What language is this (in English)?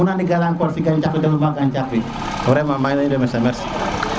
Serer